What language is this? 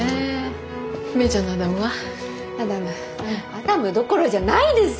Japanese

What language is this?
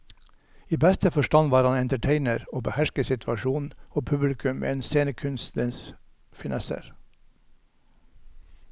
Norwegian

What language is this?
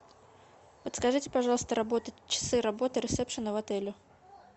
Russian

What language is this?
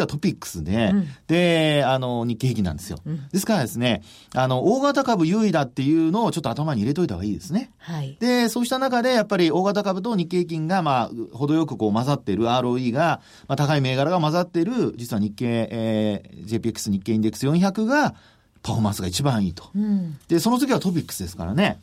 Japanese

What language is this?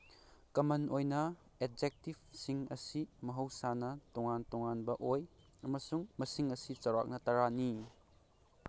Manipuri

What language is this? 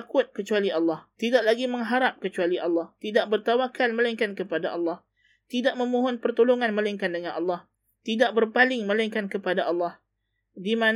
Malay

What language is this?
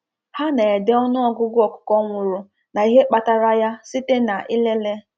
Igbo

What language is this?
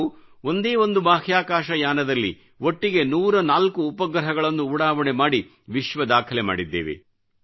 Kannada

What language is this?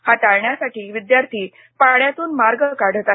Marathi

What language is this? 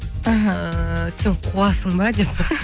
Kazakh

